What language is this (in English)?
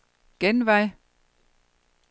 Danish